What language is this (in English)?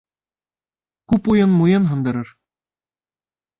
Bashkir